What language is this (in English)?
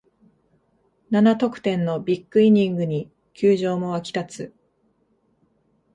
Japanese